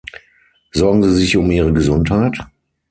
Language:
German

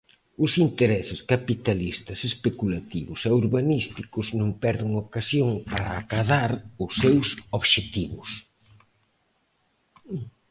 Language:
Galician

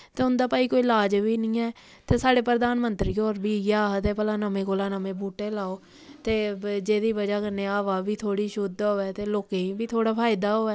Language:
Dogri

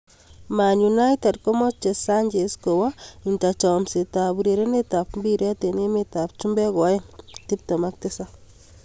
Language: Kalenjin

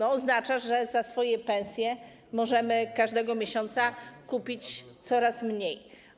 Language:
Polish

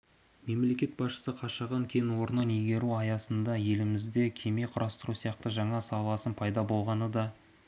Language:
Kazakh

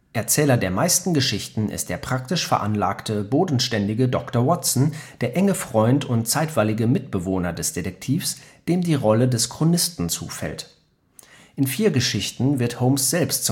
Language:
German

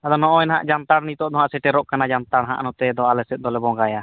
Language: Santali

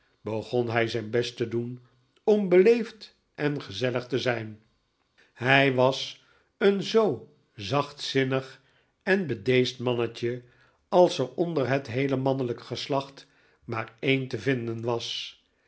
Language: Dutch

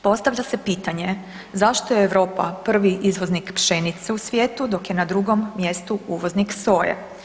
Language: Croatian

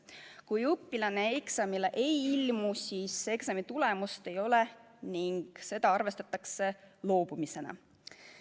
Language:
Estonian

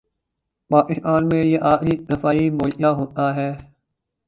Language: Urdu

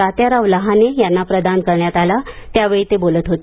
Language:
Marathi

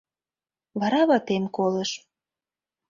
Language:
Mari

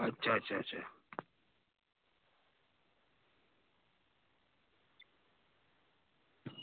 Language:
Dogri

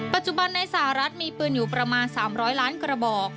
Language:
Thai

